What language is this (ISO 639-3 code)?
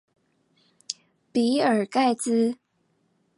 zho